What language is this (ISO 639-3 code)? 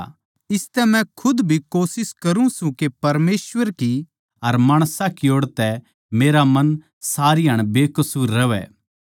bgc